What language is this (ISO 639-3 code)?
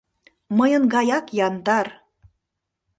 chm